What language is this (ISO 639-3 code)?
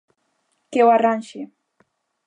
glg